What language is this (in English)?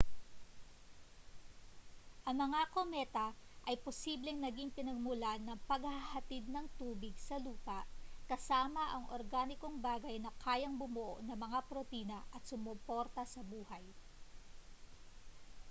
Filipino